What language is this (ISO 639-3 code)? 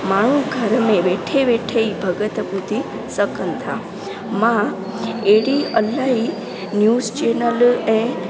snd